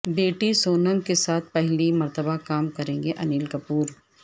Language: Urdu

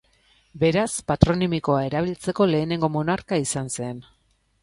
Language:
Basque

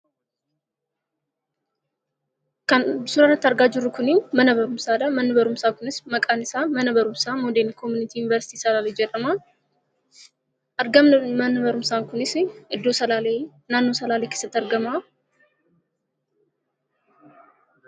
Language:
Oromo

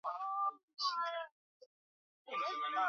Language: Swahili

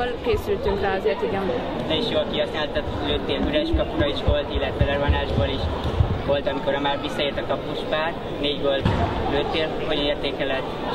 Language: Hungarian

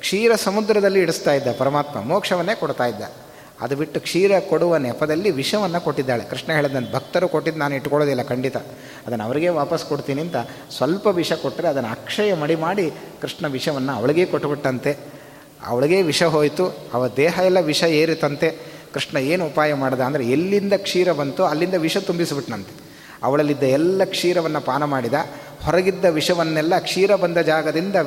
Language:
Kannada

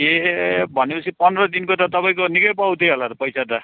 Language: Nepali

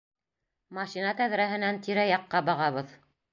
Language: Bashkir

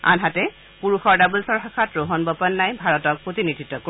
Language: Assamese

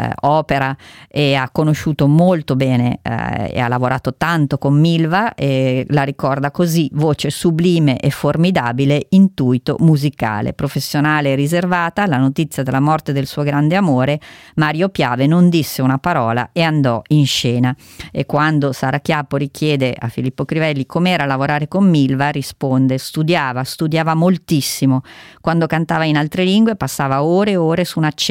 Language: Italian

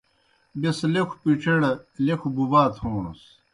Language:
Kohistani Shina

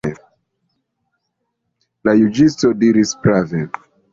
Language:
Esperanto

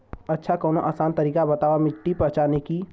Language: Bhojpuri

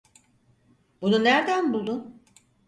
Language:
Turkish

